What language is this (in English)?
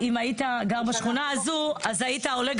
Hebrew